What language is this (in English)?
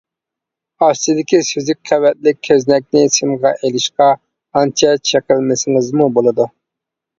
Uyghur